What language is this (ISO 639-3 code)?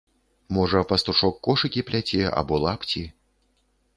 bel